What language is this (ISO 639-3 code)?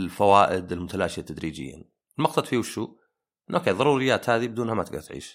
ara